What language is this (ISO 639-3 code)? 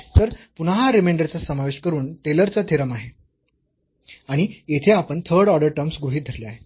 mar